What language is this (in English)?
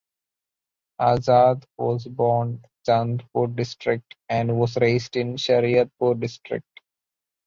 English